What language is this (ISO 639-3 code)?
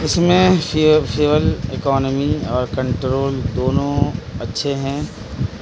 urd